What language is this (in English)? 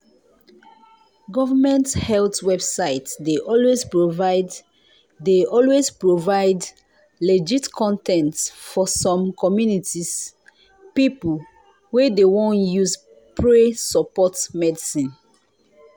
Nigerian Pidgin